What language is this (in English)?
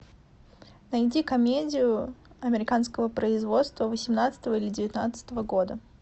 Russian